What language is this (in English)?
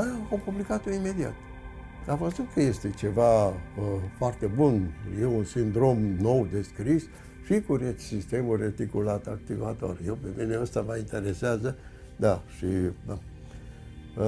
Romanian